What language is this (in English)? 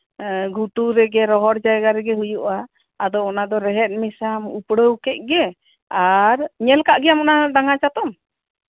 Santali